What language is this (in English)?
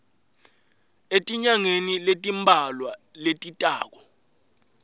Swati